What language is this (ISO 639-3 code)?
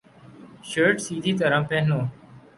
urd